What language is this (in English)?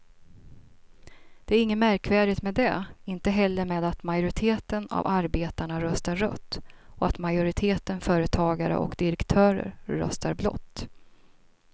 Swedish